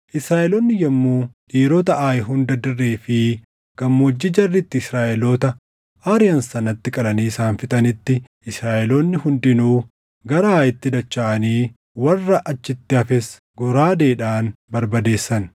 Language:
Oromo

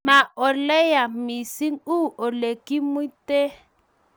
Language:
Kalenjin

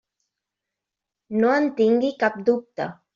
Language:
Catalan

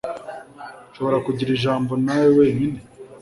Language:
Kinyarwanda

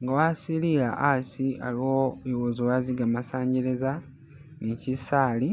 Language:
Masaaba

